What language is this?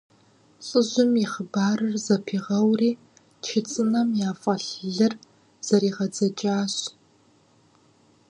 Kabardian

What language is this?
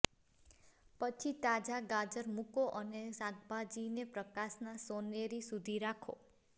Gujarati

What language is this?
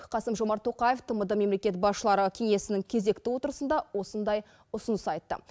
Kazakh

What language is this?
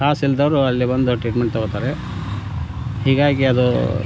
Kannada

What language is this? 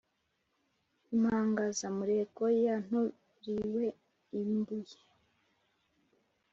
Kinyarwanda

